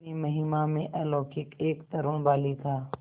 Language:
Hindi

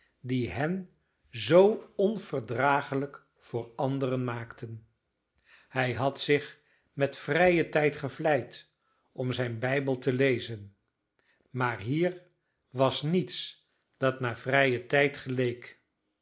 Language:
Dutch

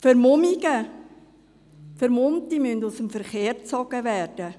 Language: Swiss German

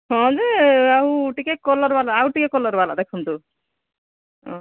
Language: Odia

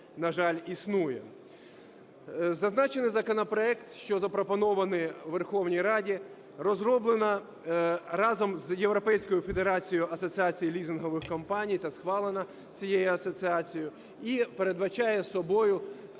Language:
Ukrainian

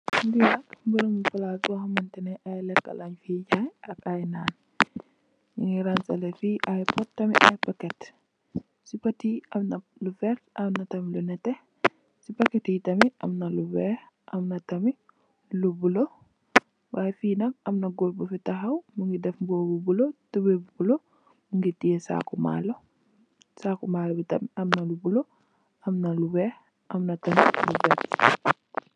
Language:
Wolof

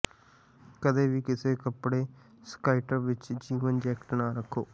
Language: Punjabi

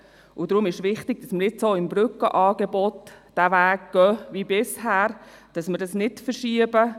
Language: Swiss German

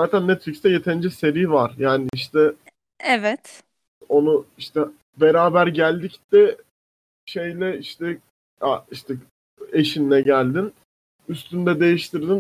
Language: Turkish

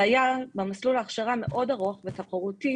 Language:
Hebrew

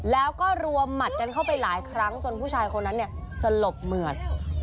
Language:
Thai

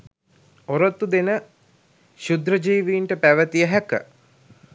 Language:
Sinhala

